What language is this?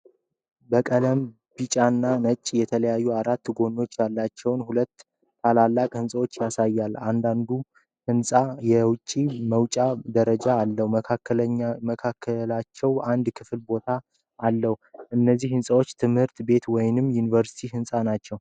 Amharic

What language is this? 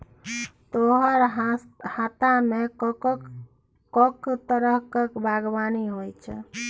Maithili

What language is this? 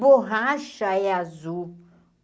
Portuguese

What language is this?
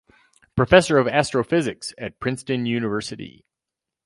English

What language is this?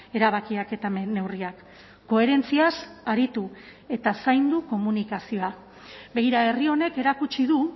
Basque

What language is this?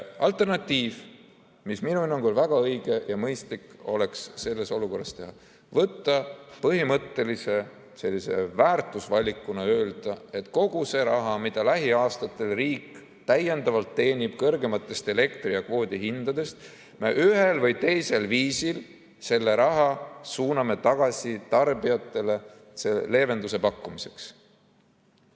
Estonian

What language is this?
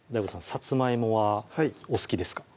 Japanese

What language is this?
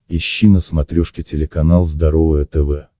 Russian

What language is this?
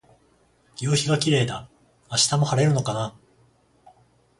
Japanese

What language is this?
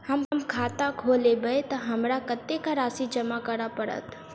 Maithili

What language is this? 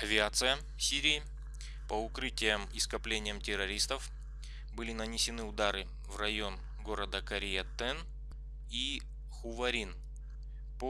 Russian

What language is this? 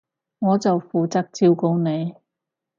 Cantonese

